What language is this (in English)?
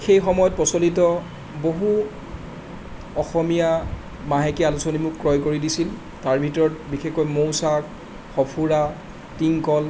Assamese